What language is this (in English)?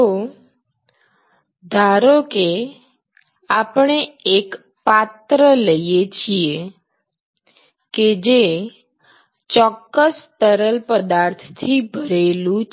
Gujarati